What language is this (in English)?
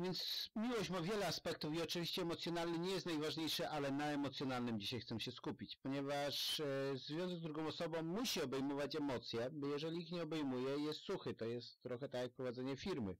Polish